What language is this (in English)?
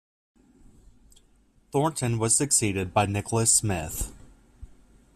English